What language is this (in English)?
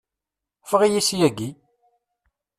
Kabyle